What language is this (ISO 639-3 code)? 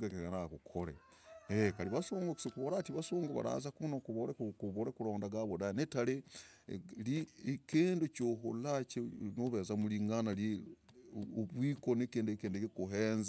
rag